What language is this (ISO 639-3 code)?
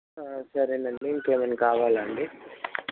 tel